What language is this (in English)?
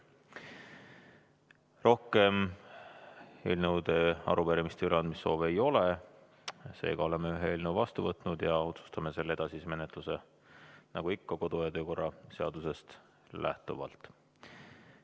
Estonian